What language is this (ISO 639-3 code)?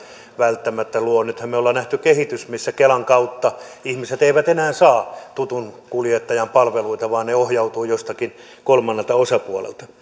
fin